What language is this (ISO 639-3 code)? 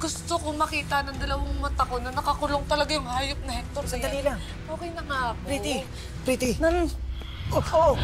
fil